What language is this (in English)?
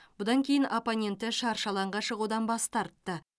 Kazakh